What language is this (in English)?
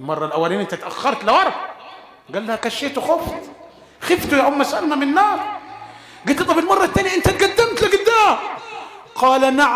Arabic